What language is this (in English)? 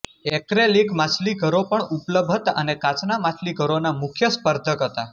Gujarati